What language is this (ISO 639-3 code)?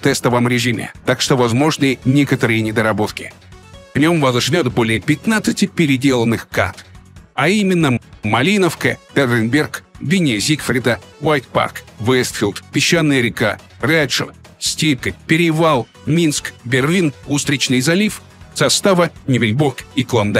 rus